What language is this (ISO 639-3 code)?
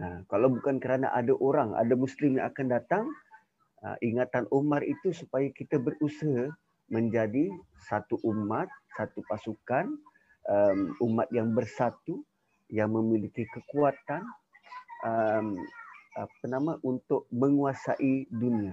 msa